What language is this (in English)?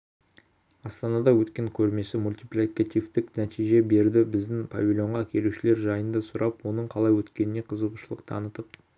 Kazakh